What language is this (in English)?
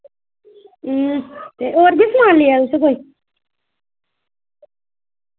Dogri